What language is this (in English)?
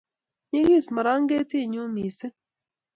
Kalenjin